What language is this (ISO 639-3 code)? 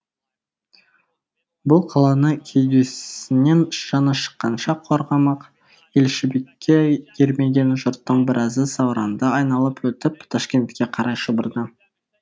kaz